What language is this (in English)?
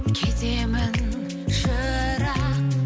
Kazakh